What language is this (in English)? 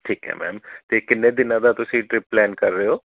Punjabi